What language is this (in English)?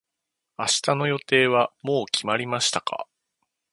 Japanese